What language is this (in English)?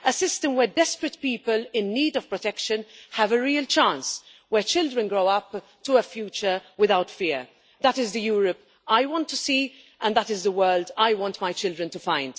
English